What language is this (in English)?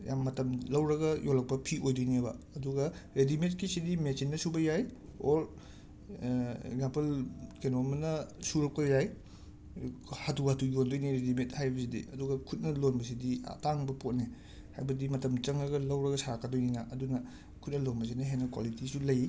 Manipuri